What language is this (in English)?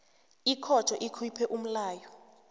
South Ndebele